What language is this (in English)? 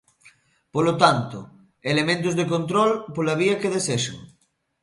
Galician